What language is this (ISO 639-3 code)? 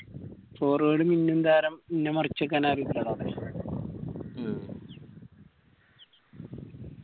mal